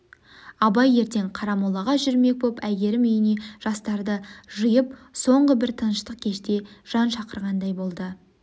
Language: Kazakh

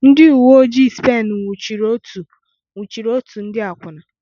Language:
Igbo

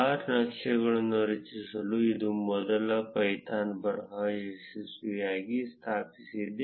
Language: Kannada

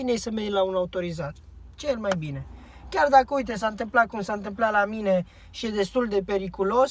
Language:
Romanian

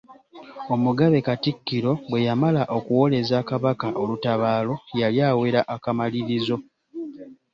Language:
Ganda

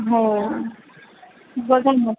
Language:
Marathi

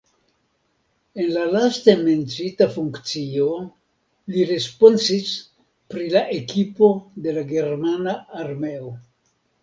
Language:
Esperanto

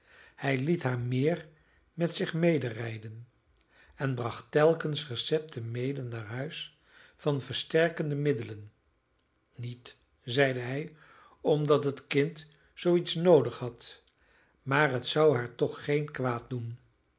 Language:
Dutch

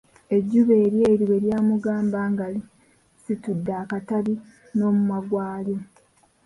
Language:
Ganda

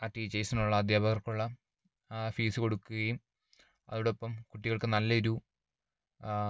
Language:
Malayalam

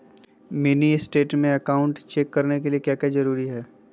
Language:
Magahi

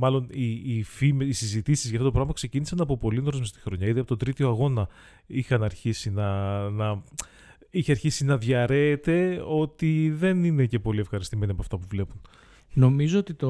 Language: Greek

